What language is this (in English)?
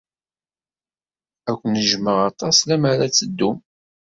Kabyle